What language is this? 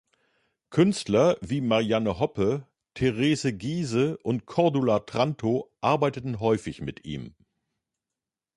German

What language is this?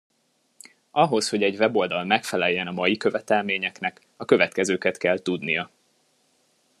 Hungarian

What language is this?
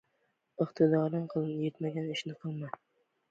Uzbek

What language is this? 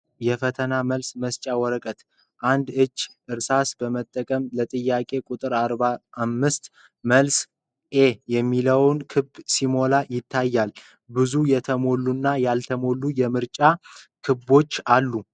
Amharic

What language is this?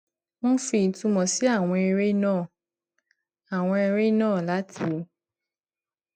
Yoruba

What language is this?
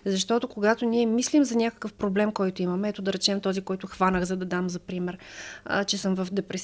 Bulgarian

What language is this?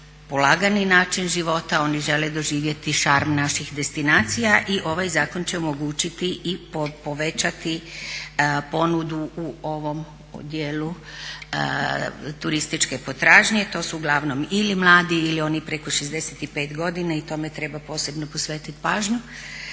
Croatian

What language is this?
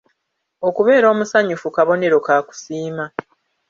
Ganda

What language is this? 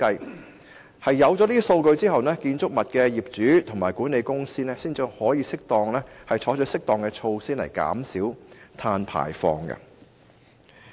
Cantonese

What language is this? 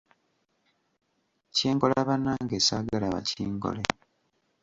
Ganda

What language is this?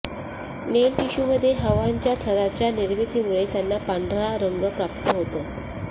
Marathi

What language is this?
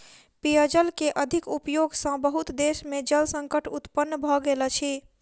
Maithili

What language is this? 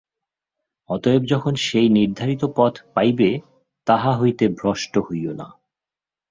Bangla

